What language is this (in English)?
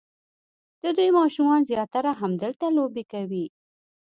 Pashto